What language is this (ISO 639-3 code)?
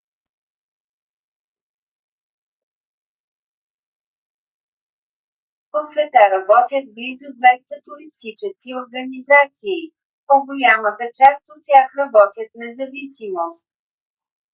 bul